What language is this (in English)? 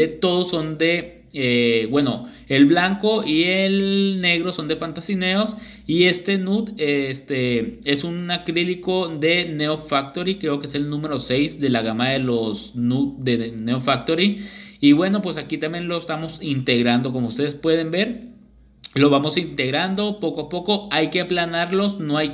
Spanish